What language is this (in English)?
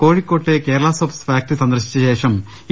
Malayalam